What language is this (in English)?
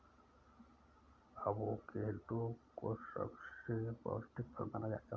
Hindi